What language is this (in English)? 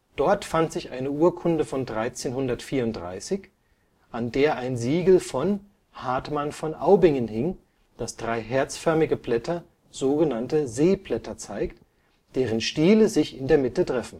German